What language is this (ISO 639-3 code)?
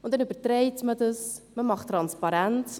gsw